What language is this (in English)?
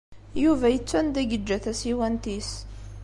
Kabyle